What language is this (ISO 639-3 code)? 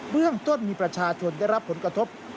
tha